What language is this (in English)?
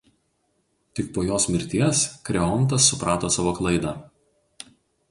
Lithuanian